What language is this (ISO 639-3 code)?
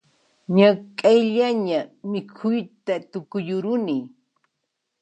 qxp